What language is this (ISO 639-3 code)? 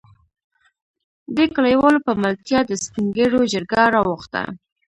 pus